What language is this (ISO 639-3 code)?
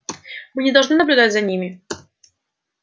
rus